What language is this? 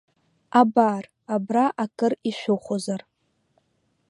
Abkhazian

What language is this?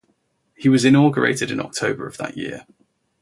English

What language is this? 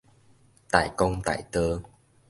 Min Nan Chinese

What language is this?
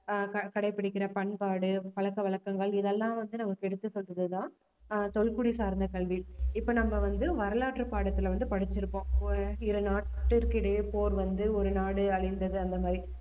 Tamil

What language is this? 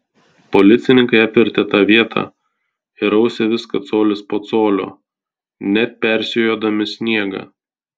Lithuanian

